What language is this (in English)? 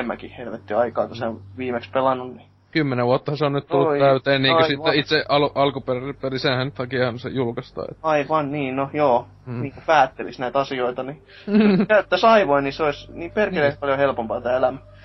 Finnish